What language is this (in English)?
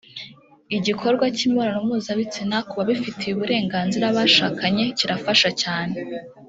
Kinyarwanda